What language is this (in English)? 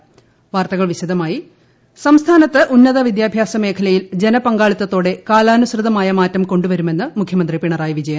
Malayalam